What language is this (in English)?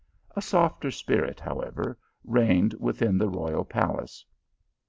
English